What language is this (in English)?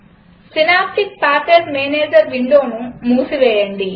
Telugu